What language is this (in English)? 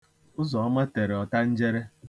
Igbo